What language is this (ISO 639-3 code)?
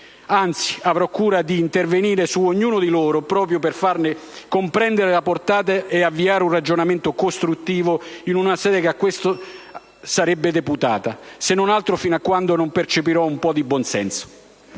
ita